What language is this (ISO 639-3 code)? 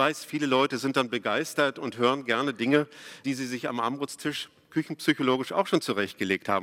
deu